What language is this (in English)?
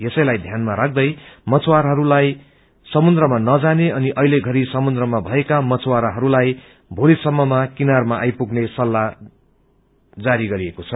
Nepali